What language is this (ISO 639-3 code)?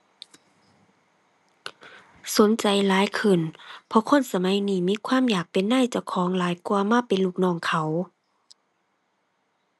tha